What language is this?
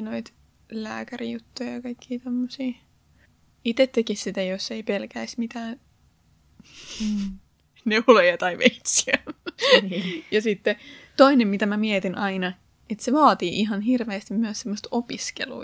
Finnish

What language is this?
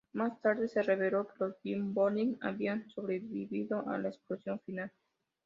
Spanish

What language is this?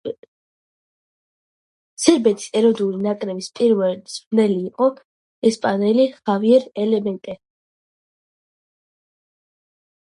Georgian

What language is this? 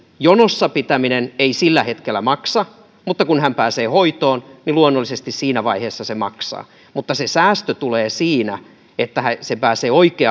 Finnish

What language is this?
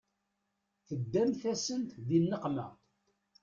Kabyle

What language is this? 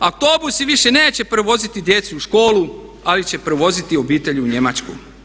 Croatian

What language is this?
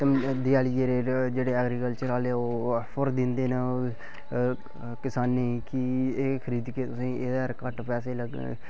Dogri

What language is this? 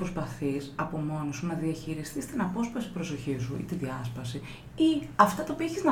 Greek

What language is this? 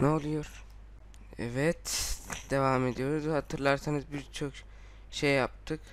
Turkish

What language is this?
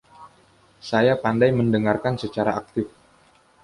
Indonesian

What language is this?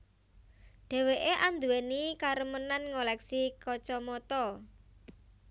Javanese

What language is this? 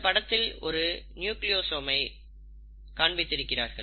Tamil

